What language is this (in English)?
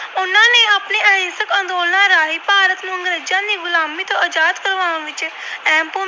Punjabi